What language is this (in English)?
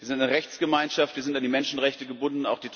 German